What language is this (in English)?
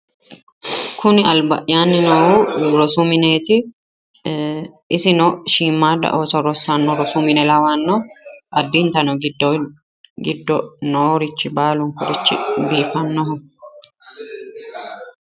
Sidamo